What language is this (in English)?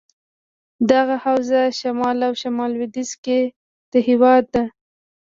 Pashto